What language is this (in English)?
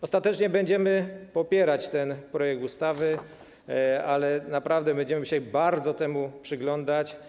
Polish